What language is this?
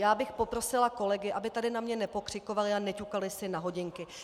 Czech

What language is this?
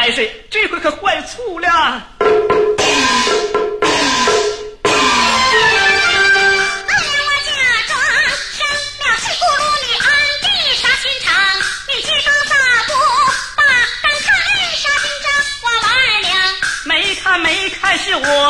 Chinese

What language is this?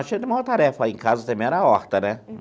Portuguese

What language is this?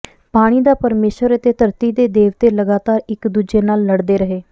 Punjabi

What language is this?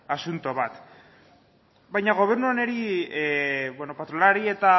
Basque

